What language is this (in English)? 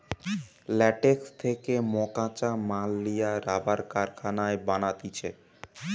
Bangla